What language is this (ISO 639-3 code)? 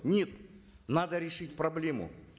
kaz